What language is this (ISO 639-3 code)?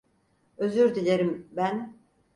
tur